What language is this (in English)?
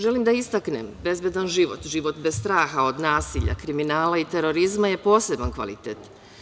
Serbian